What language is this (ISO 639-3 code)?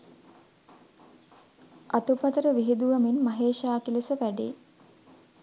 sin